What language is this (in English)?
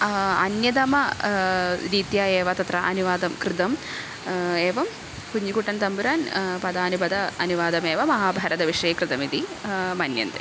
Sanskrit